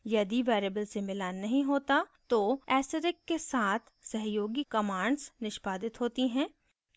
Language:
Hindi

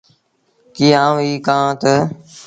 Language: Sindhi Bhil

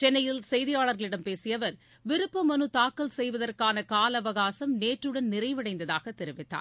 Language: Tamil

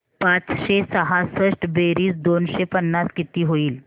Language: Marathi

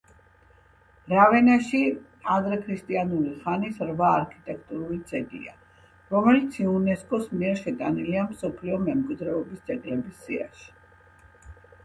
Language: Georgian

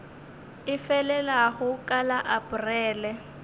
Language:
Northern Sotho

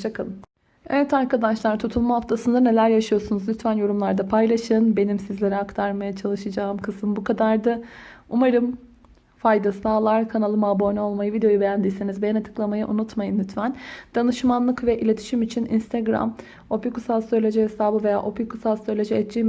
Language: Turkish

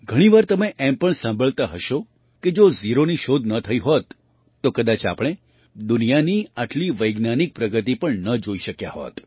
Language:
Gujarati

